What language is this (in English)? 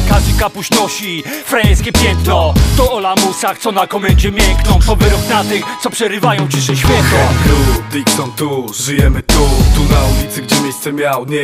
Polish